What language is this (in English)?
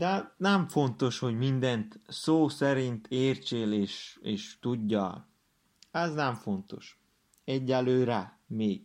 Hungarian